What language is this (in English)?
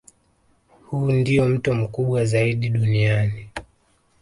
Swahili